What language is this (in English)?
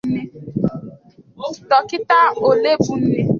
Igbo